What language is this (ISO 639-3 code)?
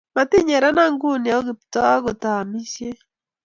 kln